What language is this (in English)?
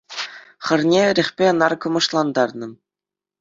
Chuvash